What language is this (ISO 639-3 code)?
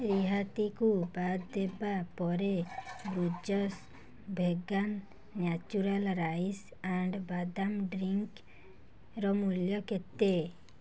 ori